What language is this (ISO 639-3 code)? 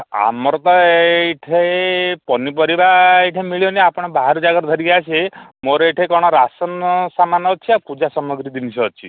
ori